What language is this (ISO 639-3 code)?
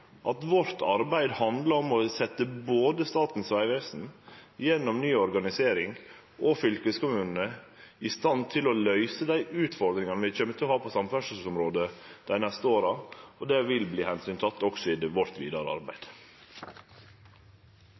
nno